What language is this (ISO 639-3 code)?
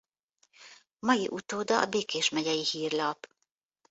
hun